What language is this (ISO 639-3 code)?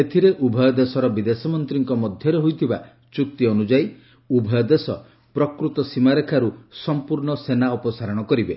ori